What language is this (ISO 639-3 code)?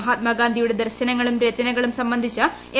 mal